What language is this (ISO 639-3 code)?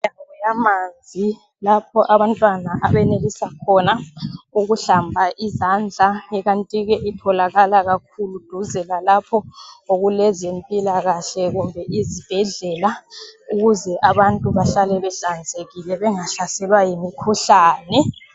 nde